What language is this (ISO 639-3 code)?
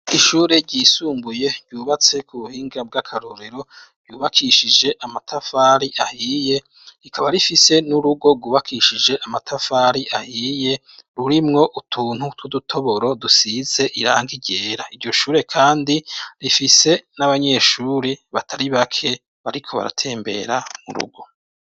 run